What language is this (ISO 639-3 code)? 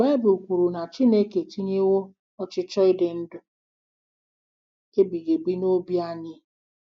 ibo